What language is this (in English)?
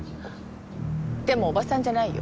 Japanese